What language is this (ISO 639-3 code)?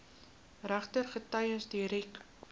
afr